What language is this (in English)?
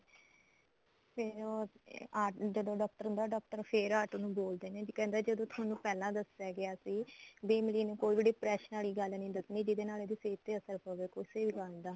Punjabi